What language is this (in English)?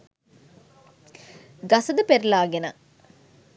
Sinhala